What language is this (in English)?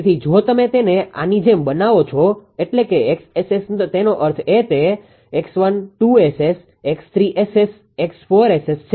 Gujarati